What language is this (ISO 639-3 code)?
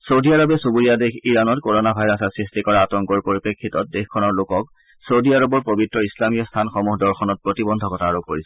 asm